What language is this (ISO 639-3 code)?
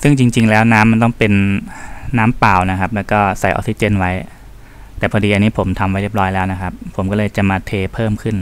tha